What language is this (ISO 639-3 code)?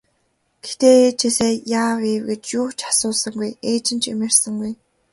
mon